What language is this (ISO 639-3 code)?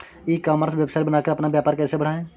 hin